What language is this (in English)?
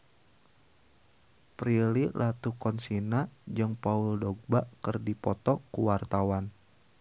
Sundanese